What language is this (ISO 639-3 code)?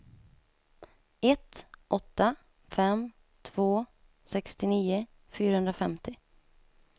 swe